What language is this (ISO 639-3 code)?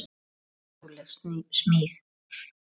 isl